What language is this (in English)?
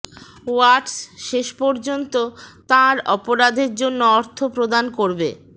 Bangla